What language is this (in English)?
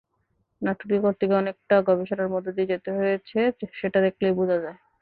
Bangla